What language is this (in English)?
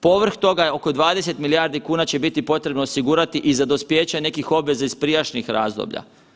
Croatian